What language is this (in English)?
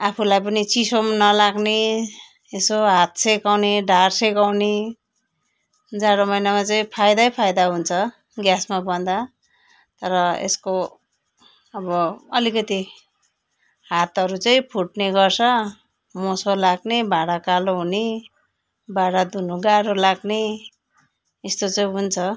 Nepali